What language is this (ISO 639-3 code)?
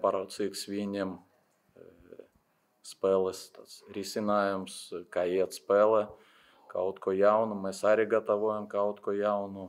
lav